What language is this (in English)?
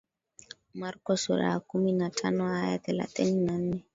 Swahili